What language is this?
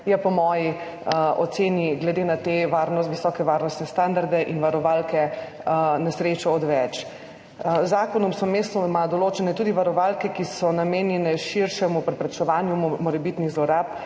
Slovenian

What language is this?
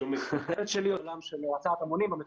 Hebrew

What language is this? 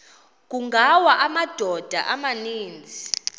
Xhosa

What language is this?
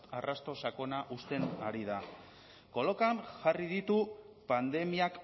Basque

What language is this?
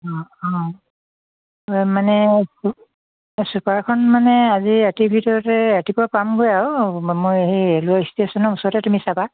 Assamese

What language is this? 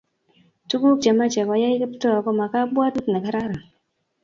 Kalenjin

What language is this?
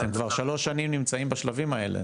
Hebrew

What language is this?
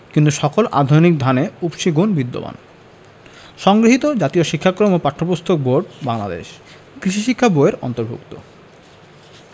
Bangla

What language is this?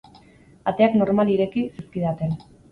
Basque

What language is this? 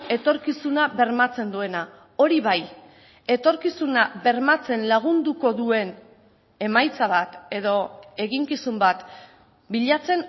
Basque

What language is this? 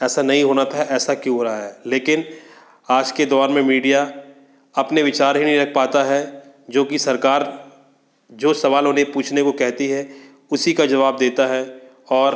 Hindi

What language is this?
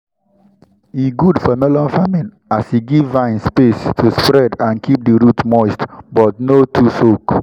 Nigerian Pidgin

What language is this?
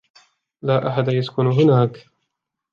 Arabic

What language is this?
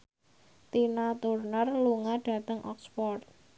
Javanese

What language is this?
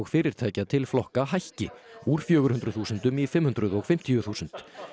Icelandic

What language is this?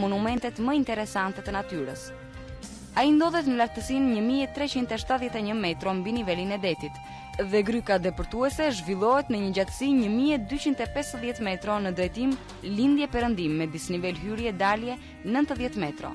Romanian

